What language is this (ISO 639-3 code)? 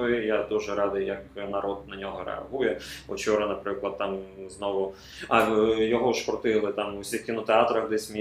ukr